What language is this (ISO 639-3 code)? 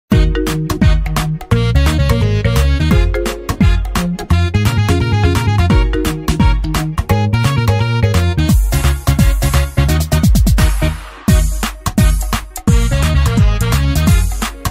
ara